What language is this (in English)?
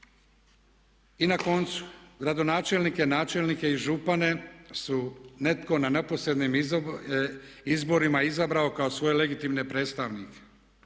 Croatian